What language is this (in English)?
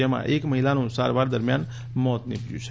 Gujarati